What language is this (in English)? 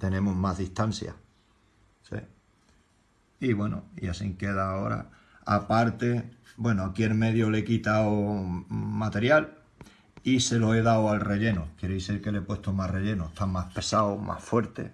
Spanish